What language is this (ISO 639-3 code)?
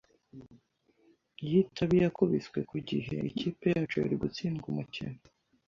kin